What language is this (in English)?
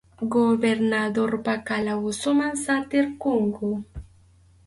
Arequipa-La Unión Quechua